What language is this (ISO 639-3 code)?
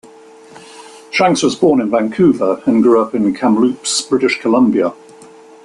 eng